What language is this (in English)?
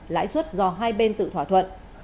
Vietnamese